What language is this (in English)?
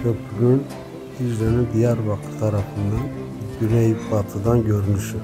Turkish